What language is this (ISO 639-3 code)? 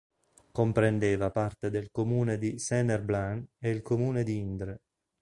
ita